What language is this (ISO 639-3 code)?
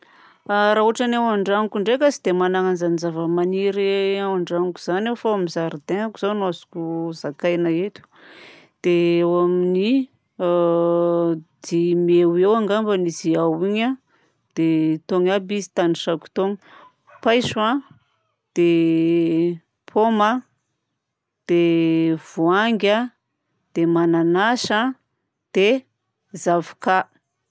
bzc